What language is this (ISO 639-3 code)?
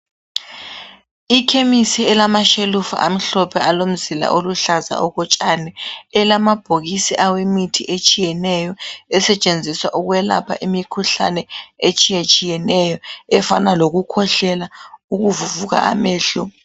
nde